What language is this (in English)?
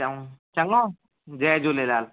Sindhi